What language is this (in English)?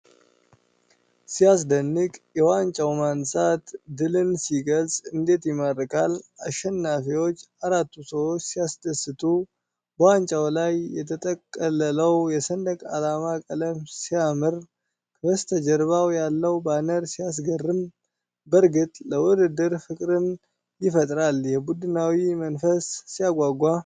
Amharic